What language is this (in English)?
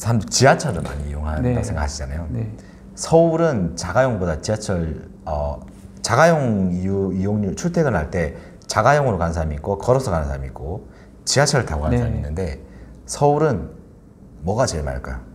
Korean